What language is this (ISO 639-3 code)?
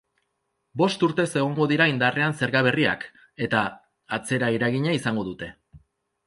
eus